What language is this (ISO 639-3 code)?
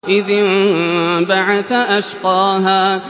ara